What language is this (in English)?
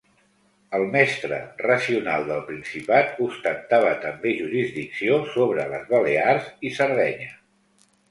Catalan